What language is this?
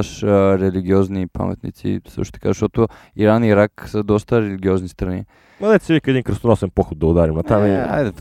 Bulgarian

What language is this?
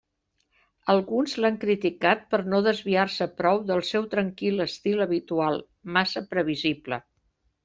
Catalan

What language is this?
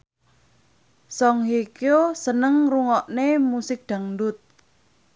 Javanese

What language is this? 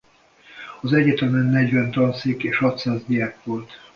Hungarian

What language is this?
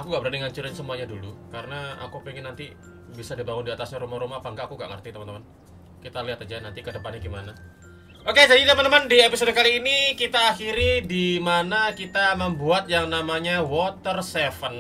Indonesian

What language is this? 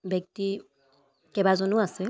Assamese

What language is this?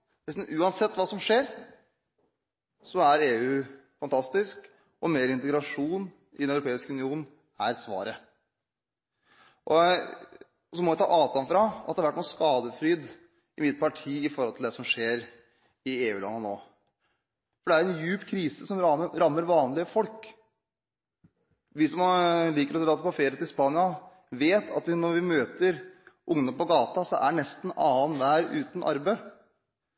Norwegian Bokmål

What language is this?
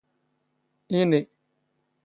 Standard Moroccan Tamazight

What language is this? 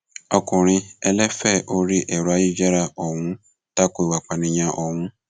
Yoruba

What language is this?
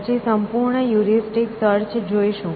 Gujarati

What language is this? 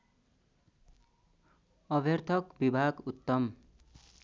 Nepali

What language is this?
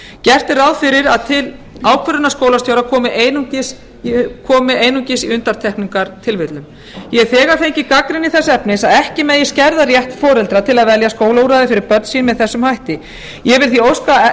Icelandic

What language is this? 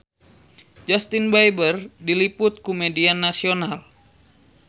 Sundanese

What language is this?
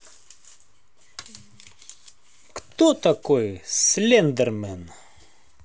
Russian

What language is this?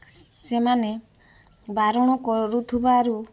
Odia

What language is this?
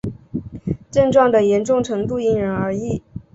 Chinese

